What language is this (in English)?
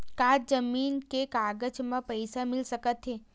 Chhattisgarhi